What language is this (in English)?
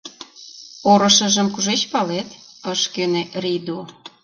Mari